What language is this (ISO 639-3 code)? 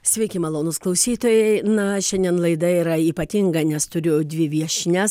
lit